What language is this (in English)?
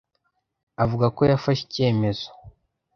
Kinyarwanda